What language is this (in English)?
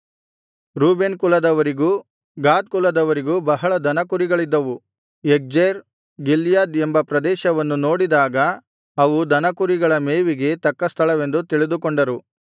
Kannada